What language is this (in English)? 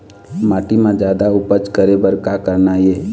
Chhattisgarhi